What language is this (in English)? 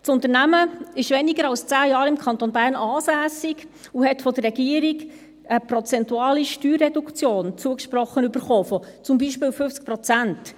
Swiss German